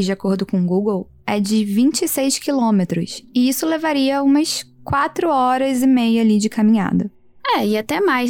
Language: Portuguese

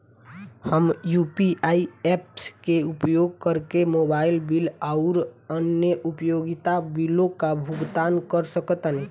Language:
Bhojpuri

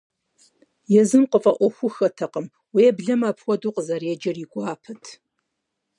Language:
Kabardian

